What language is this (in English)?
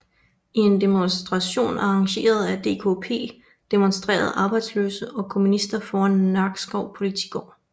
Danish